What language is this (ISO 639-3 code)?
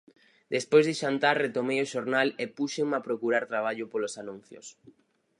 glg